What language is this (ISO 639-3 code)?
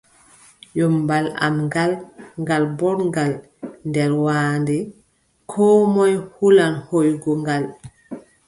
fub